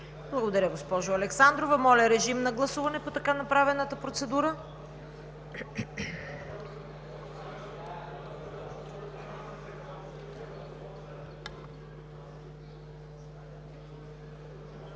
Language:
Bulgarian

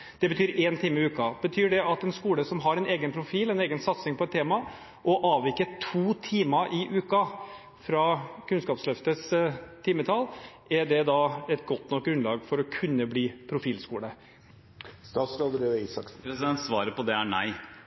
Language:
Norwegian Bokmål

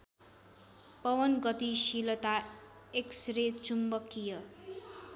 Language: Nepali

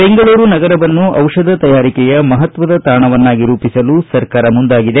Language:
Kannada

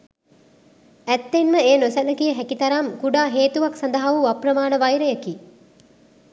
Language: Sinhala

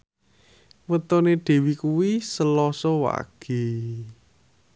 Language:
Javanese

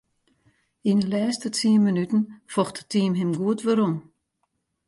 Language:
Western Frisian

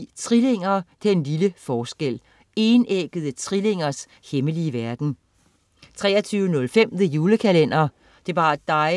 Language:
Danish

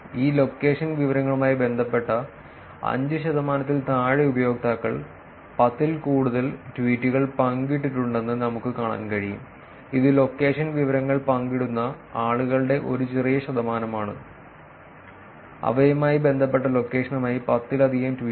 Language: Malayalam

